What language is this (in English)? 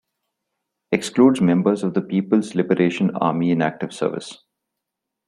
English